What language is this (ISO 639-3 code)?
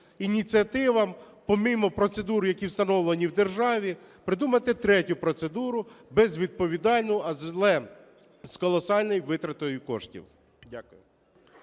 ukr